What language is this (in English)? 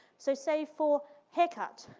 English